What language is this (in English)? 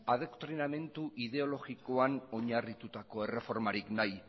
Basque